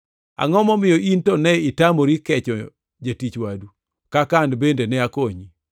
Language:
Luo (Kenya and Tanzania)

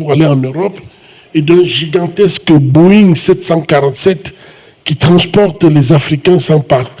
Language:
French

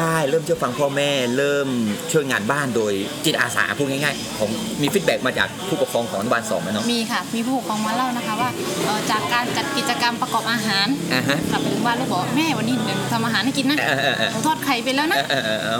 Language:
Thai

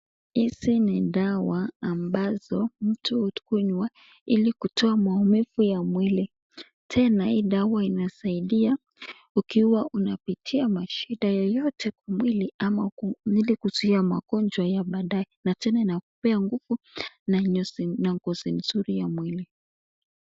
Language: Swahili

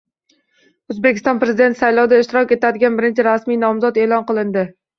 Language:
Uzbek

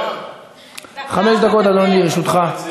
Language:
Hebrew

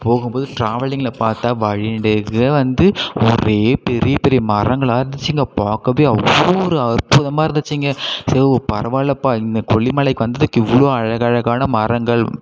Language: Tamil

